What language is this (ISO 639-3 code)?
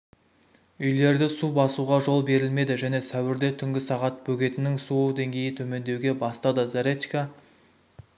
kaz